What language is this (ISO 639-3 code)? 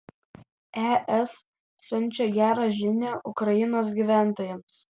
lit